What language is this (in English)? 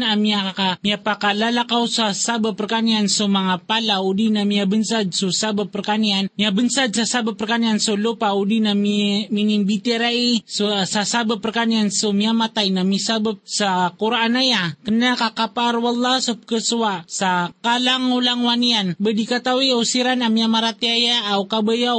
Filipino